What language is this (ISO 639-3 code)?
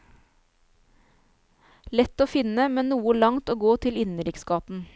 nor